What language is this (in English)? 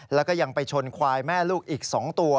Thai